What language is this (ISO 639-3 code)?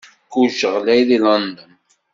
kab